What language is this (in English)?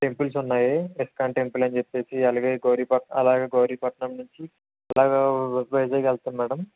Telugu